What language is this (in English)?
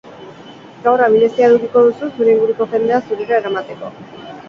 Basque